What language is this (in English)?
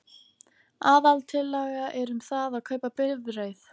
Icelandic